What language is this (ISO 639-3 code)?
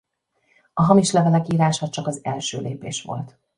hun